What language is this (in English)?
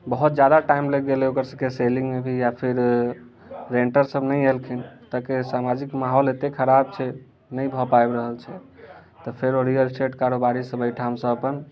Maithili